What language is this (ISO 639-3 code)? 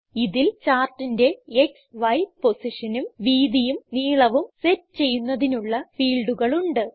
mal